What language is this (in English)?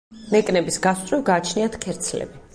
Georgian